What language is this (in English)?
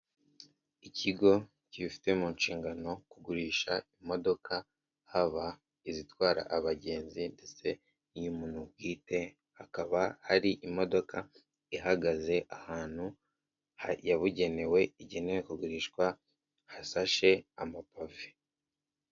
Kinyarwanda